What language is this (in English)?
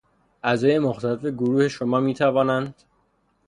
Persian